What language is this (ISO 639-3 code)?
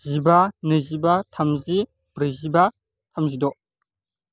brx